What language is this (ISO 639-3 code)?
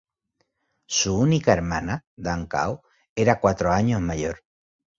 spa